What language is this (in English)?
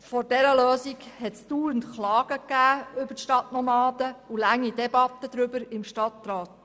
Swiss German